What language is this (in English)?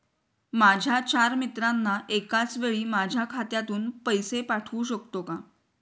Marathi